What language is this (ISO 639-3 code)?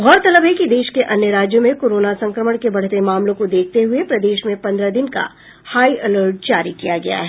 hin